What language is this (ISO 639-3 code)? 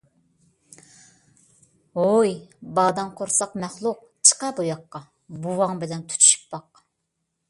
uig